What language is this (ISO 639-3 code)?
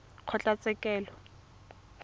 tsn